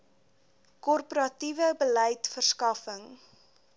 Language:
Afrikaans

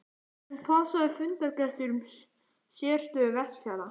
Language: Icelandic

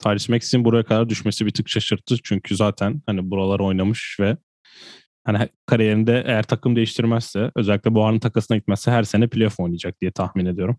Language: Turkish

